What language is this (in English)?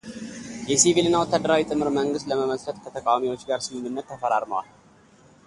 Amharic